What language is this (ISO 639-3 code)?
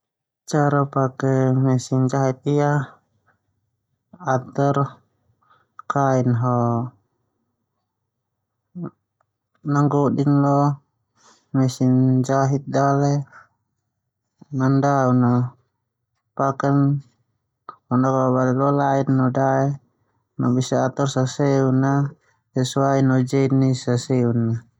twu